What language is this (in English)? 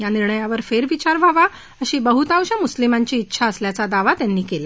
Marathi